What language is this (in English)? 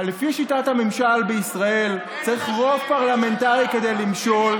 Hebrew